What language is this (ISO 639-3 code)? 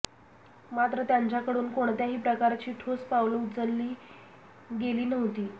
mar